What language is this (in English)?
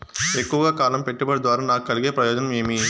Telugu